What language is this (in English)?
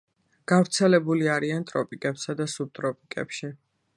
Georgian